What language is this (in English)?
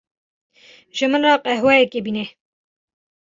Kurdish